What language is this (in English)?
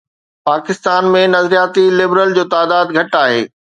Sindhi